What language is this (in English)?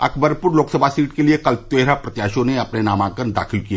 Hindi